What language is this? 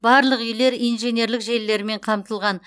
Kazakh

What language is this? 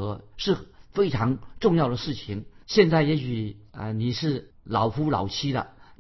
Chinese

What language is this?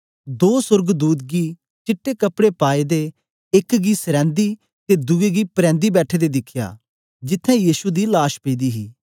Dogri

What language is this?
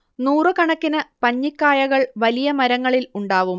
Malayalam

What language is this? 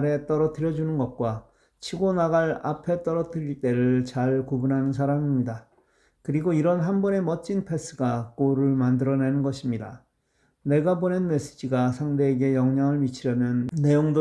Korean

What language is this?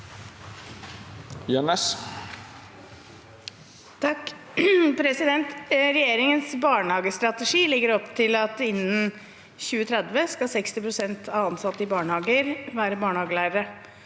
Norwegian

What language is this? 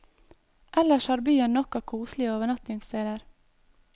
Norwegian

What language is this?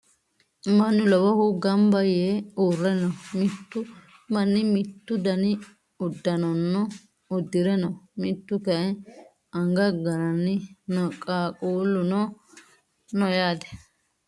Sidamo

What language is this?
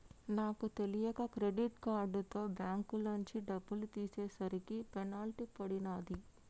Telugu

